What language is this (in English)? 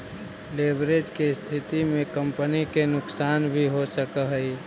Magahi